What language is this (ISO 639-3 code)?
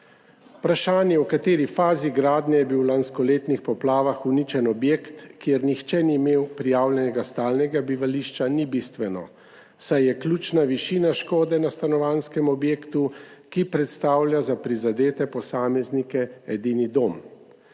slv